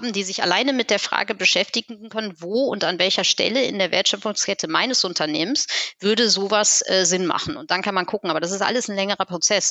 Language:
German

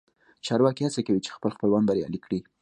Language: Pashto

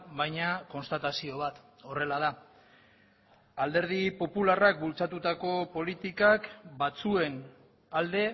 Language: Basque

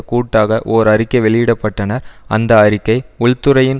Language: Tamil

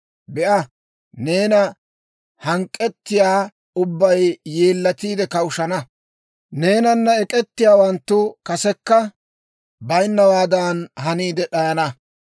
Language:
Dawro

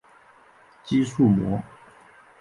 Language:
Chinese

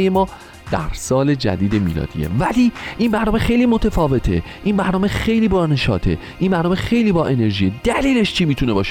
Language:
Persian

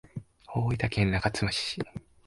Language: Japanese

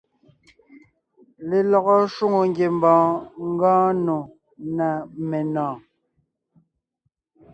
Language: Ngiemboon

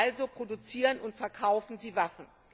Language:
German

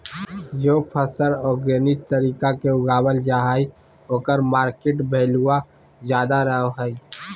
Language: Magahi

